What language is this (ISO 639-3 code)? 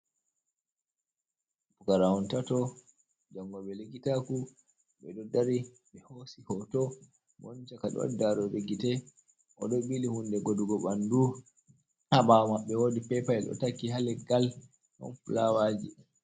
ful